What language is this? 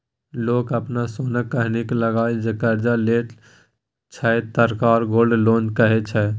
Maithili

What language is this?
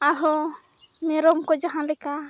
Santali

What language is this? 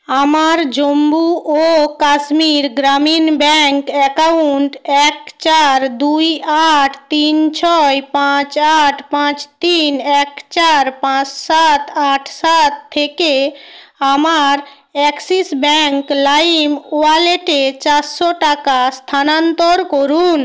Bangla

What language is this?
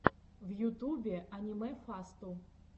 Russian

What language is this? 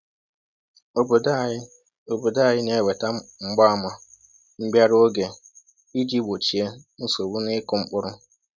Igbo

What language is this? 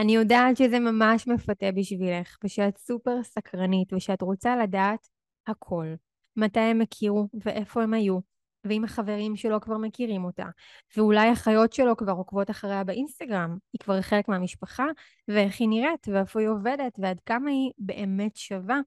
Hebrew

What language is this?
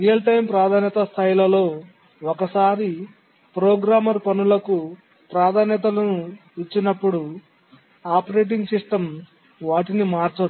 Telugu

